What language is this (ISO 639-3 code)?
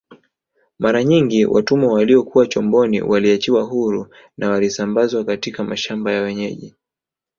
swa